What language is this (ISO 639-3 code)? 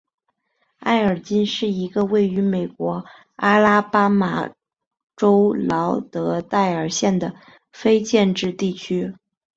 zho